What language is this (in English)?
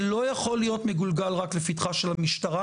Hebrew